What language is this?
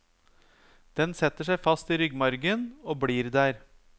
Norwegian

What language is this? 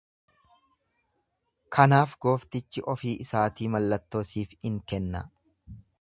Oromo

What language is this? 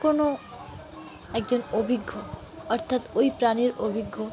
Bangla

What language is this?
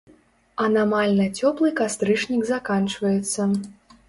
Belarusian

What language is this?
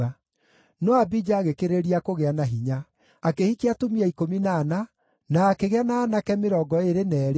Kikuyu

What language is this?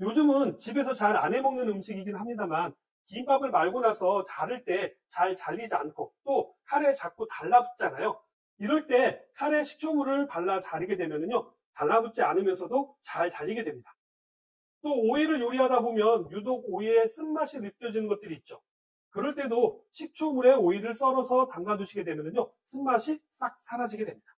Korean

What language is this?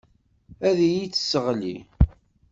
Kabyle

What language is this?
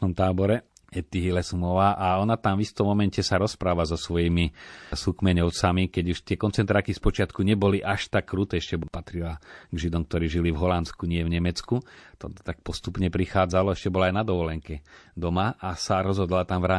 Slovak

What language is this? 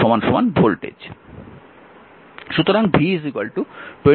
Bangla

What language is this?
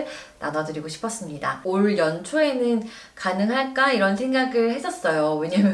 Korean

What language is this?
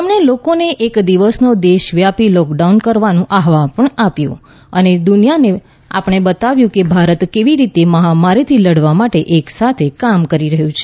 Gujarati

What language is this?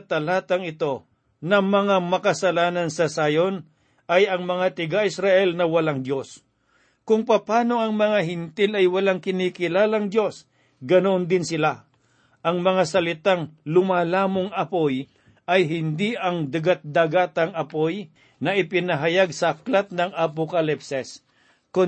Filipino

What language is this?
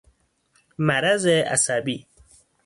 Persian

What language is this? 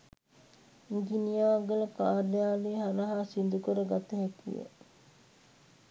Sinhala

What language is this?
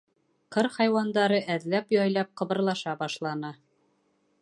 Bashkir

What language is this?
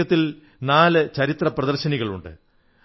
Malayalam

